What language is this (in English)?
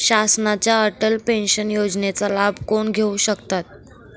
Marathi